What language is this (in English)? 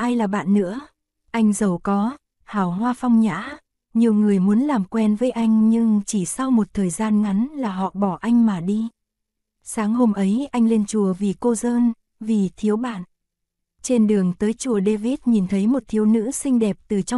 Vietnamese